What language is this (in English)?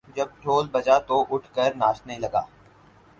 Urdu